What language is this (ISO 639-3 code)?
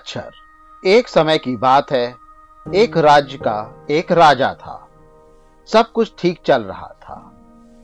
hin